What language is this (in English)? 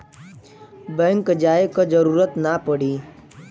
Bhojpuri